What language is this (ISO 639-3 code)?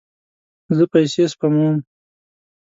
pus